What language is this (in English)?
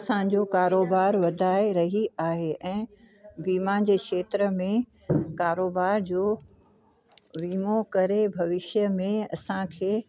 Sindhi